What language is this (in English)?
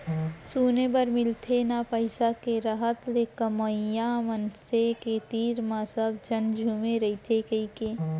Chhattisgarhi